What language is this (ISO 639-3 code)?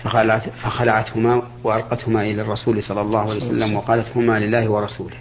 ara